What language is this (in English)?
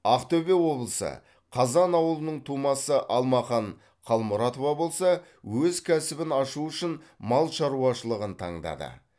Kazakh